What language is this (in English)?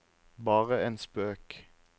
Norwegian